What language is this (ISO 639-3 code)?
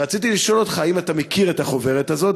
heb